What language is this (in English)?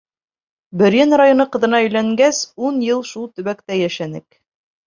Bashkir